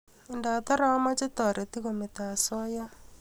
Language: Kalenjin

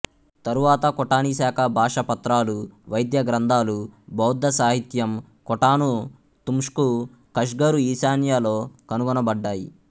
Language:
Telugu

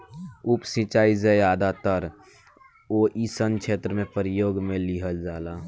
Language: Bhojpuri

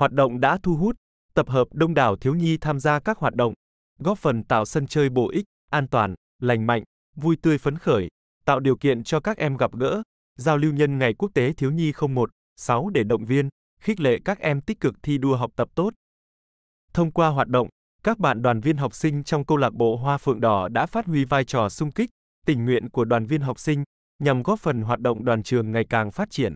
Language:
Vietnamese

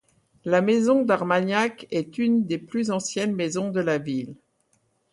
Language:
French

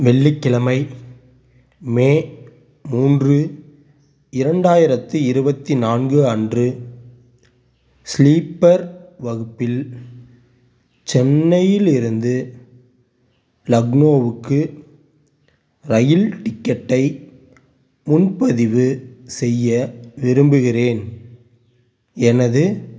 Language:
Tamil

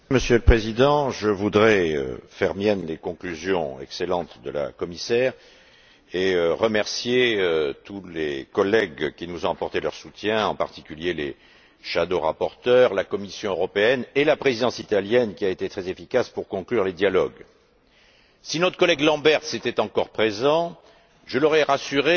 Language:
French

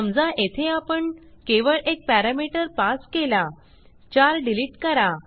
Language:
Marathi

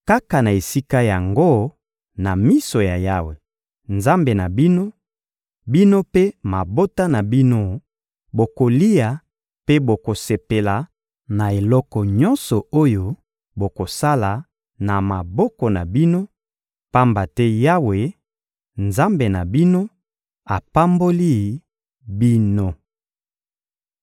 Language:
Lingala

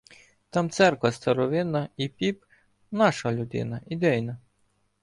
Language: Ukrainian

